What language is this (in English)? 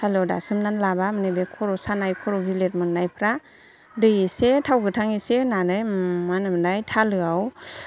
Bodo